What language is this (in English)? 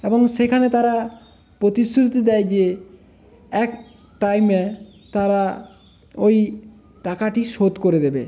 Bangla